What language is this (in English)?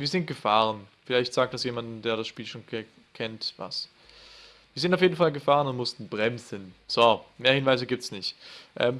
German